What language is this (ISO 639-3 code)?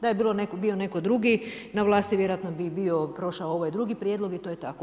hrv